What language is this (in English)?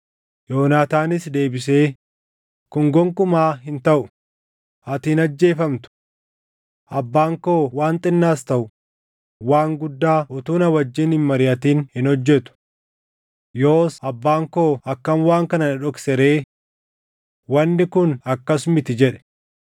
Oromo